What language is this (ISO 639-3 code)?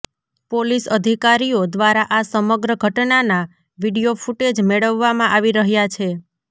guj